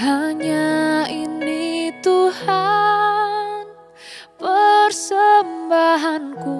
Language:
Indonesian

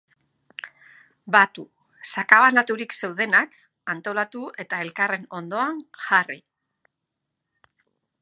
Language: Basque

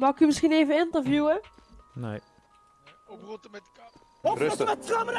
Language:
Dutch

